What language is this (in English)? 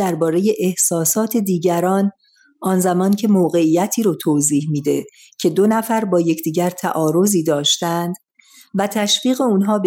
Persian